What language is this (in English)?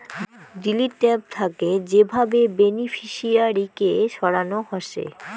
Bangla